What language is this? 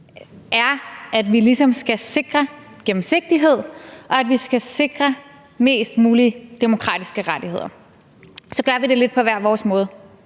Danish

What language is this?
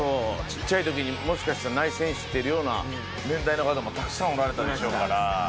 Japanese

